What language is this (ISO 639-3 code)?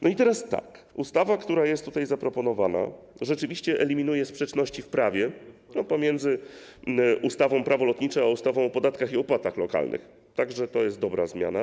pol